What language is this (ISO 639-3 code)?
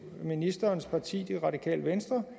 dan